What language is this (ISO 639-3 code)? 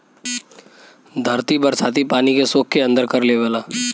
bho